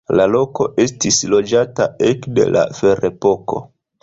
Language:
Esperanto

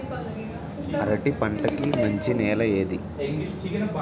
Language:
Telugu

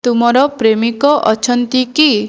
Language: Odia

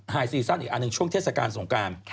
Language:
Thai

